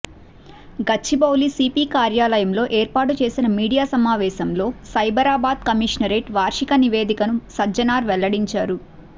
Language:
Telugu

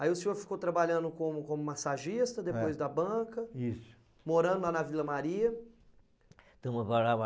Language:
Portuguese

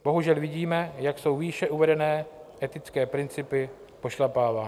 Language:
Czech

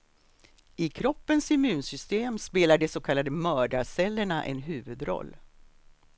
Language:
Swedish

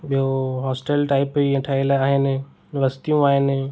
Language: Sindhi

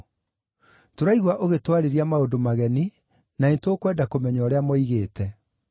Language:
Kikuyu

